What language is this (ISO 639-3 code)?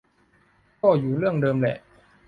tha